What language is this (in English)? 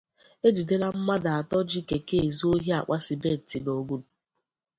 Igbo